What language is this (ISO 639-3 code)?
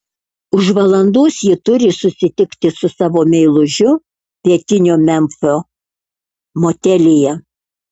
lit